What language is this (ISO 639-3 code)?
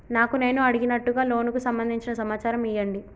tel